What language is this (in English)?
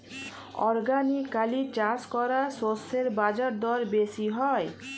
Bangla